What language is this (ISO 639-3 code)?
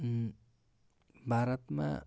nep